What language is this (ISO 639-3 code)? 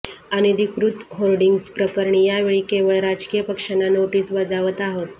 mar